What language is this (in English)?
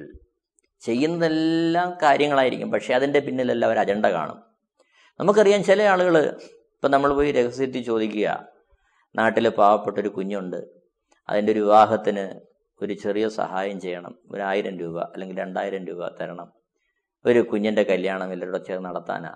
Malayalam